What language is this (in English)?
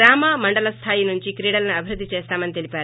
Telugu